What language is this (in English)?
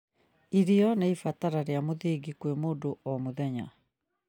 Kikuyu